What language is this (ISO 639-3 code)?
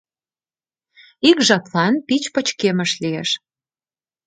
chm